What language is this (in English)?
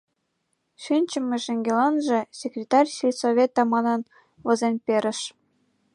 Mari